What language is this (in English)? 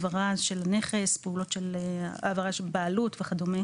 Hebrew